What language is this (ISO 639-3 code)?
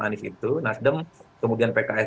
ind